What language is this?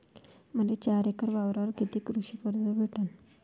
Marathi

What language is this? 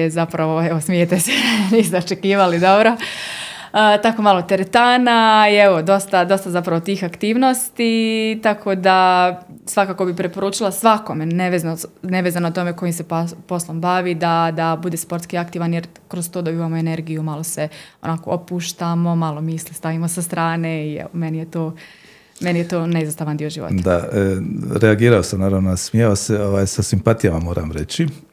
Croatian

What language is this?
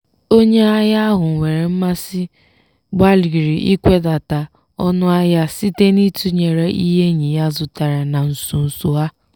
Igbo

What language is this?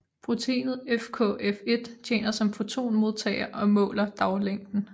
Danish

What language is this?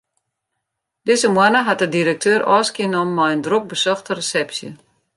Western Frisian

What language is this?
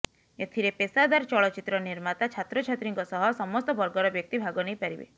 Odia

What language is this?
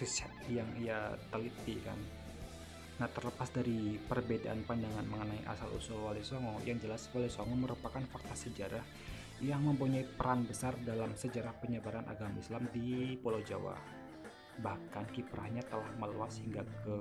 Indonesian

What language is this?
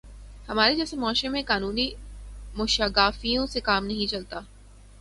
Urdu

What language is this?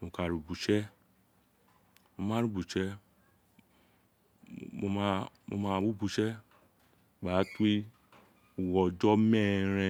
Isekiri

